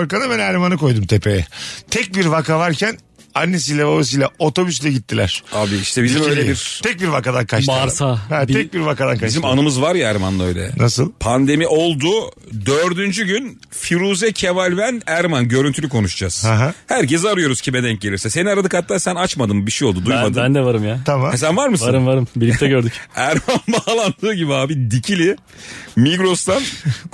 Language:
Turkish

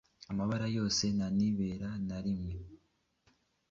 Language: Kinyarwanda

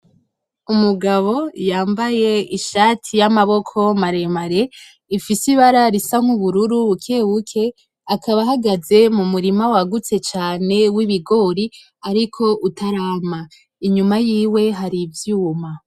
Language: Rundi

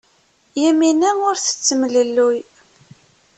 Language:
Kabyle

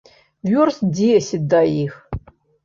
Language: Belarusian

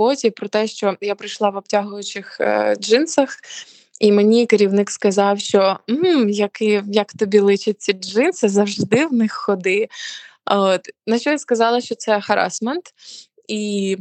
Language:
Ukrainian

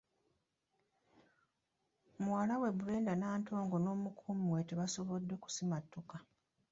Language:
Ganda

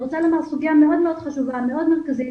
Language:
Hebrew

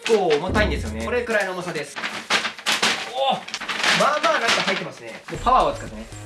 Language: Japanese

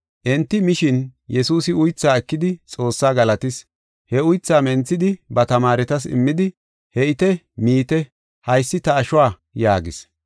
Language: Gofa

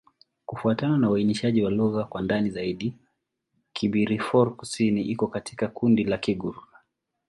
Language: Swahili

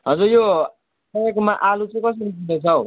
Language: Nepali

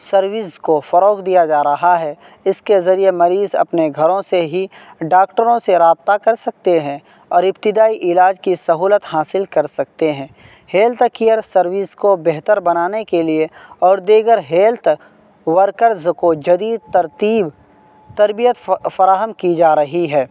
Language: Urdu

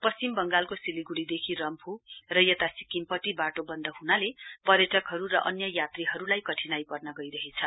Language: Nepali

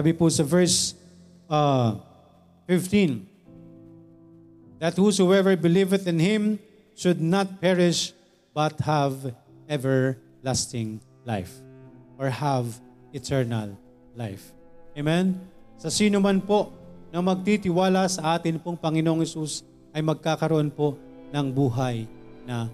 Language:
Filipino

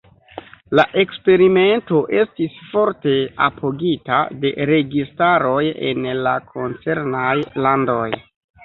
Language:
Esperanto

